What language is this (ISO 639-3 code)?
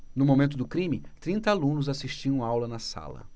por